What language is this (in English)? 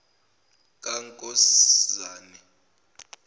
Zulu